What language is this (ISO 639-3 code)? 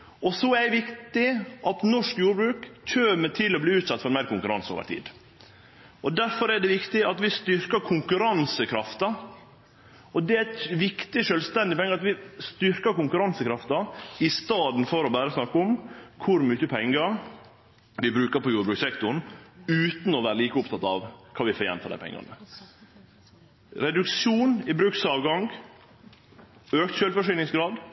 nno